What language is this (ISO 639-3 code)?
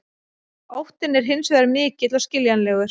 isl